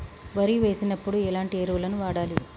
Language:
Telugu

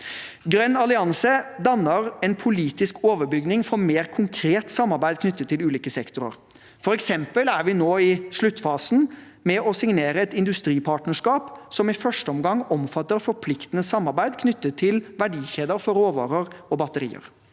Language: Norwegian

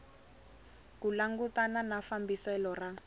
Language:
Tsonga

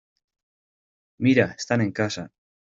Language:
Spanish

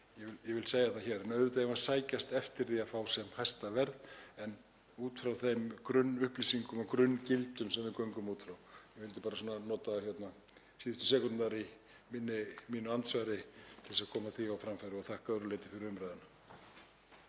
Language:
Icelandic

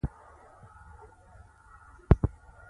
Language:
Pashto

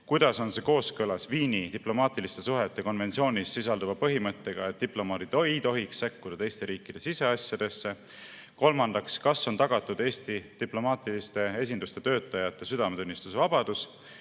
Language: Estonian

